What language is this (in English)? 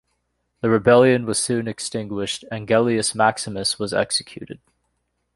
English